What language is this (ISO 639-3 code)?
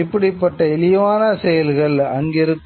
tam